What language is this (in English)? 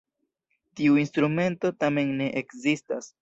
Esperanto